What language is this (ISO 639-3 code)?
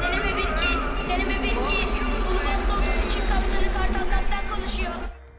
tur